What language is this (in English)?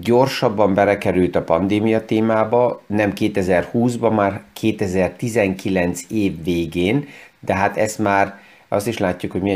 Hungarian